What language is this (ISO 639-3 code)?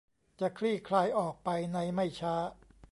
tha